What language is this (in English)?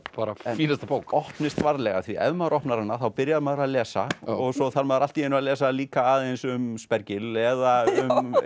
Icelandic